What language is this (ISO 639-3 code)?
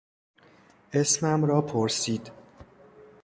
fas